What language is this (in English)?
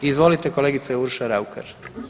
Croatian